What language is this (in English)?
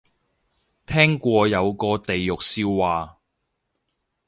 Cantonese